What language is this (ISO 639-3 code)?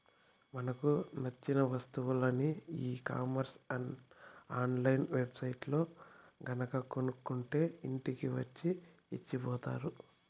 tel